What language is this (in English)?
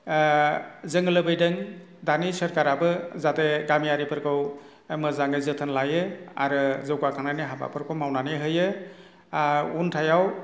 Bodo